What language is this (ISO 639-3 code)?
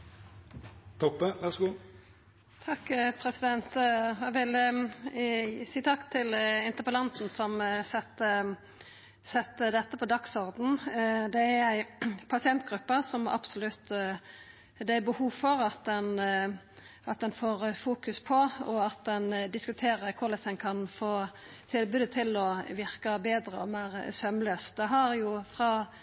nno